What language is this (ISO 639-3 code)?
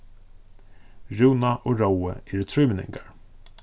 fao